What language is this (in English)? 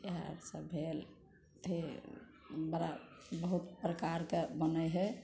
Maithili